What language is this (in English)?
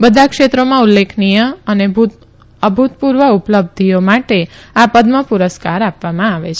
Gujarati